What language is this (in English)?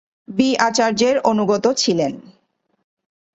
Bangla